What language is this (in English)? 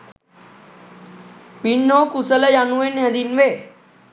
Sinhala